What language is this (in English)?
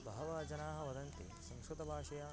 Sanskrit